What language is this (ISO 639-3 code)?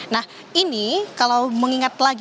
ind